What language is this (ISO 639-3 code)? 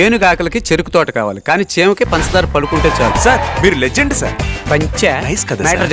tel